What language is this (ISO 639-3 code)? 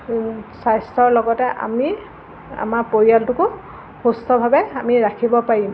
asm